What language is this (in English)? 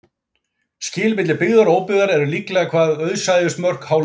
Icelandic